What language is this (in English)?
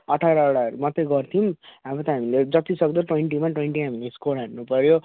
Nepali